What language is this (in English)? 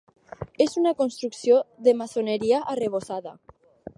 Catalan